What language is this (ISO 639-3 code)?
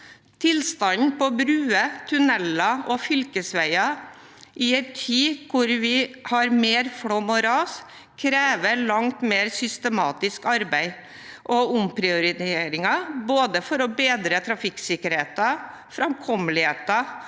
nor